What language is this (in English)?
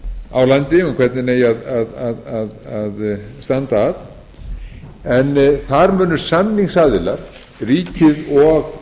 Icelandic